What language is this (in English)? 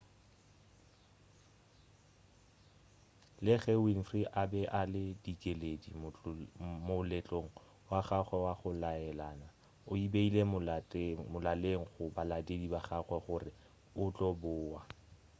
Northern Sotho